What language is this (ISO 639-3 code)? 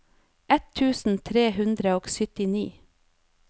nor